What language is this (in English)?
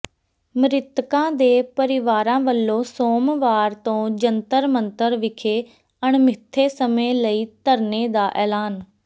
Punjabi